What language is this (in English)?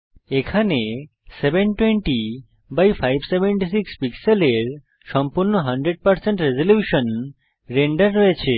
Bangla